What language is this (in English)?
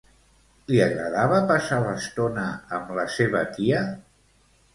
Catalan